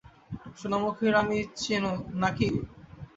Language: Bangla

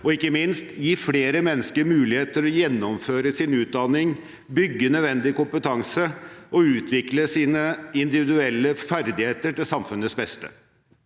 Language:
Norwegian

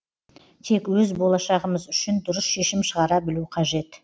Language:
Kazakh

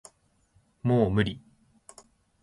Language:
Japanese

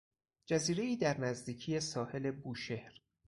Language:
Persian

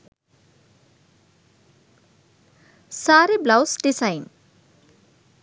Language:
Sinhala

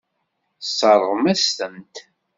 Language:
Kabyle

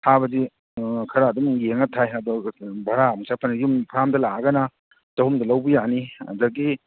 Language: Manipuri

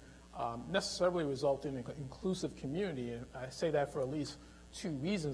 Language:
English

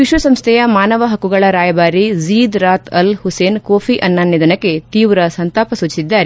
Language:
Kannada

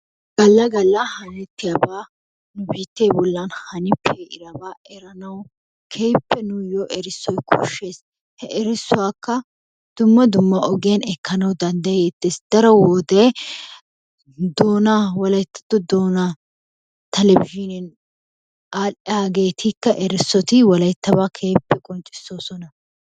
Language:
Wolaytta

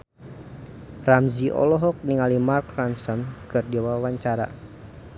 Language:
Sundanese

